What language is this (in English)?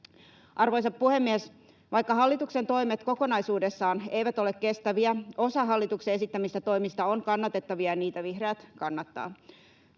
Finnish